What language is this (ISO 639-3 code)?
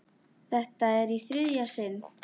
isl